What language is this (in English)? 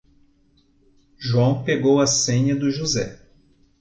Portuguese